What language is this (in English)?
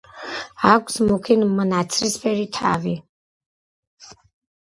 Georgian